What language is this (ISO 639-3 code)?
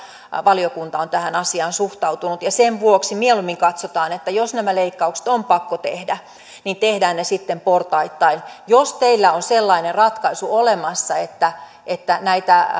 fin